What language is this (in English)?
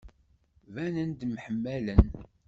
Kabyle